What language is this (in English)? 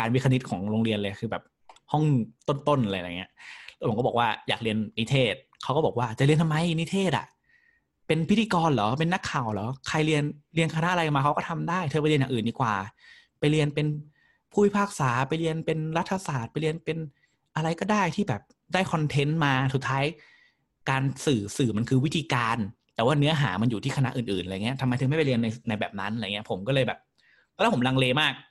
Thai